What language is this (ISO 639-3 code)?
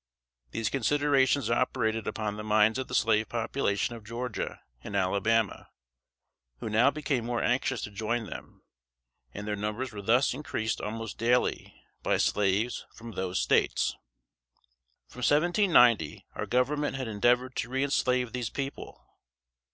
eng